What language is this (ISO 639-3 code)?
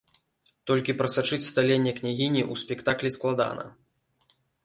bel